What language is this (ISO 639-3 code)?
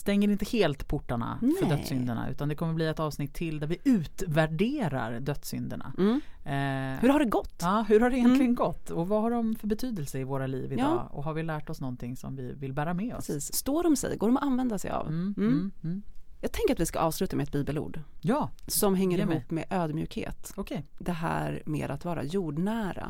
swe